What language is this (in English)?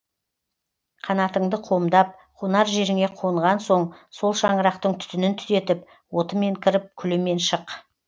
Kazakh